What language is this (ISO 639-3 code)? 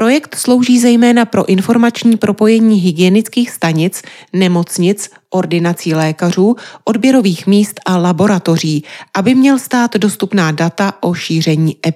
ces